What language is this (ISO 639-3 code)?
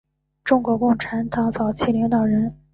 zho